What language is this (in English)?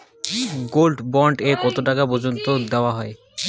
Bangla